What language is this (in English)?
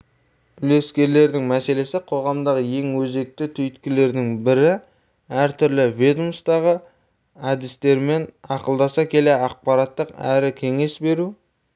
Kazakh